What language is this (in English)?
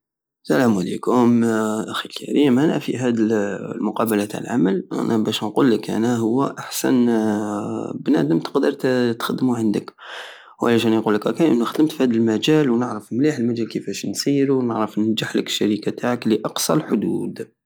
Algerian Saharan Arabic